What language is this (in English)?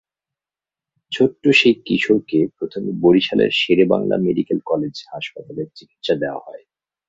Bangla